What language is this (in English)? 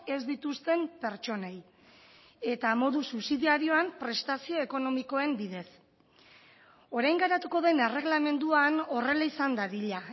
Basque